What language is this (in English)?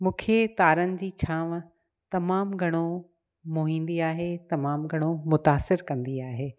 Sindhi